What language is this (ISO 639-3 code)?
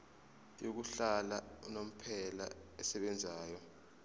zul